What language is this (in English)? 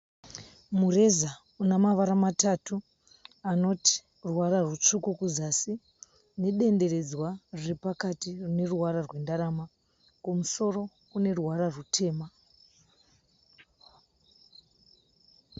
Shona